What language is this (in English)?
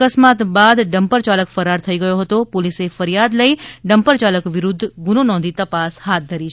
Gujarati